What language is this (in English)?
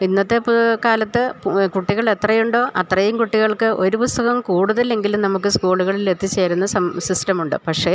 Malayalam